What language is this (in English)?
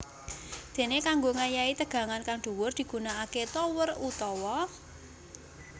Javanese